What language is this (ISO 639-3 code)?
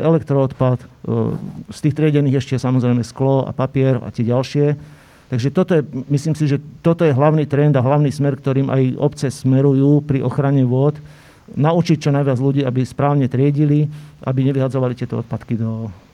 slk